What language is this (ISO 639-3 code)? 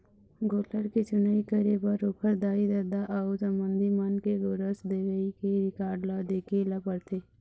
hne